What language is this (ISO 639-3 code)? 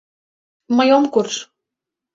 chm